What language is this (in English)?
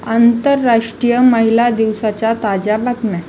Marathi